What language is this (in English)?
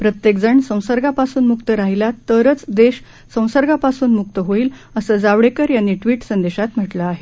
Marathi